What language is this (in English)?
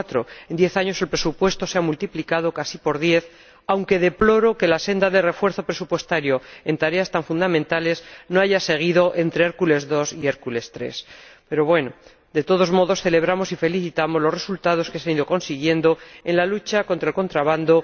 Spanish